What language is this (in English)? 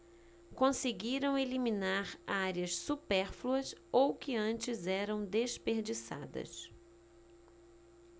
Portuguese